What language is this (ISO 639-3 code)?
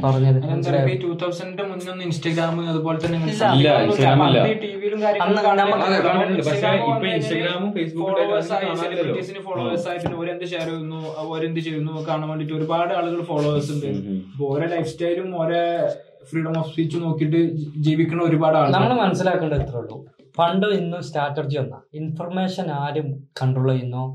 mal